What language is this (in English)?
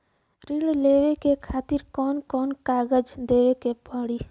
Bhojpuri